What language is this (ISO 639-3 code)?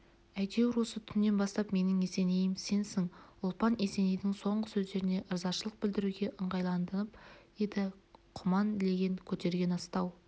kaz